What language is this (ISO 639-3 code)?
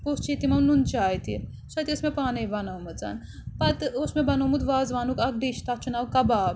kas